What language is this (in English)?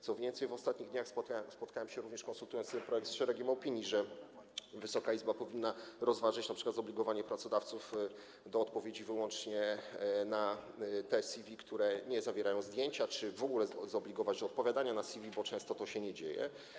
Polish